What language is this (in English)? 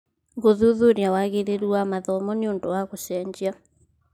Kikuyu